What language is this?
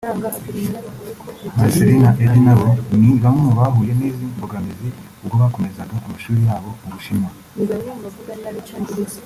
Kinyarwanda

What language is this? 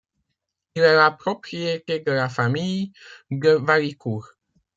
French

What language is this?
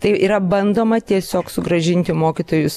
Lithuanian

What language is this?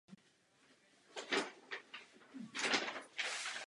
Czech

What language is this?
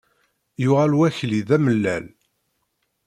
Kabyle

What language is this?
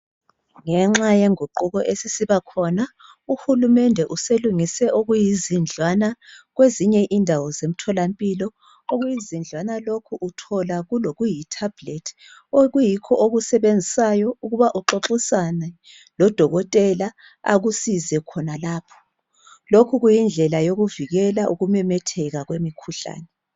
North Ndebele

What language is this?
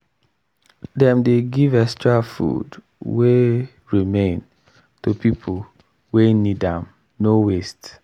Nigerian Pidgin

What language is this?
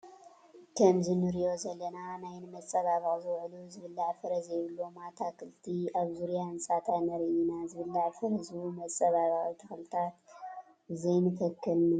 Tigrinya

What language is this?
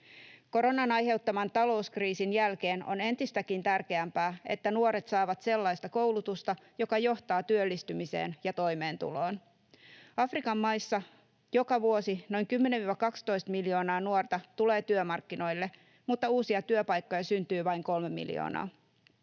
Finnish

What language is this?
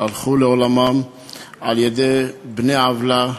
Hebrew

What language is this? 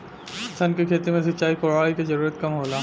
Bhojpuri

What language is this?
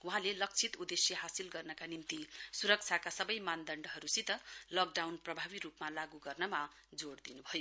Nepali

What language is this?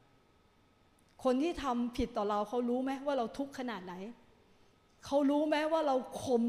Thai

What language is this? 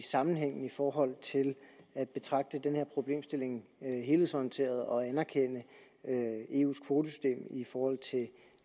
Danish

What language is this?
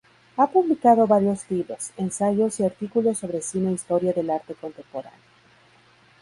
Spanish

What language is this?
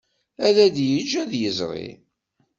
Kabyle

